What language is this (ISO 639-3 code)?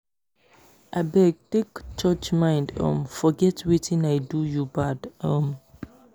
pcm